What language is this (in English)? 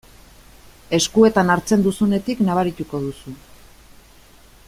Basque